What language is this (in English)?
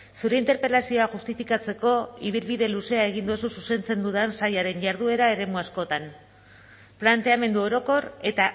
Basque